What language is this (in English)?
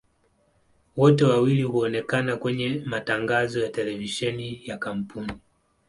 Swahili